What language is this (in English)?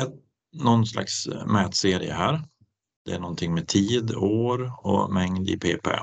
Swedish